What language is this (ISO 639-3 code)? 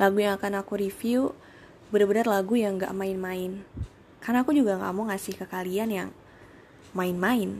ind